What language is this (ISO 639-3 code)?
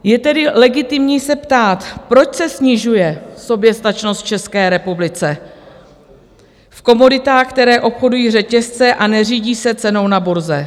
ces